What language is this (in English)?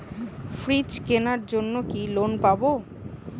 Bangla